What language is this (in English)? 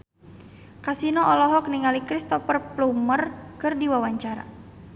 Sundanese